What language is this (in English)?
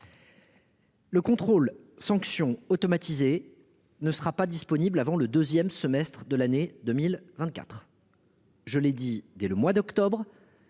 French